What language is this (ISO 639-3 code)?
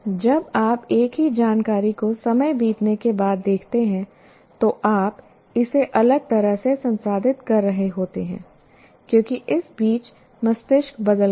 hin